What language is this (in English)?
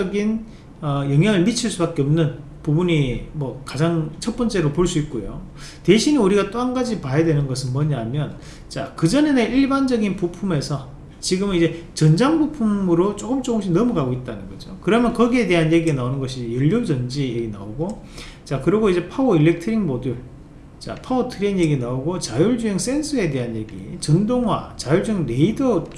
Korean